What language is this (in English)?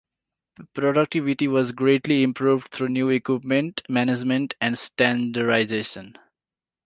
English